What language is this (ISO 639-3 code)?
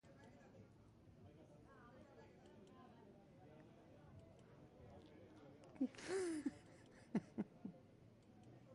eus